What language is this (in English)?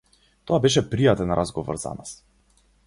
Macedonian